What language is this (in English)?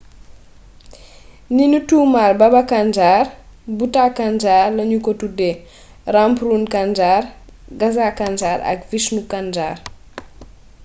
Wolof